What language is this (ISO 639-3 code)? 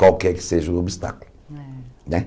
por